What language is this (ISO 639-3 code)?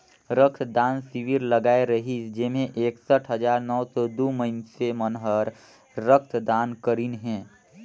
hne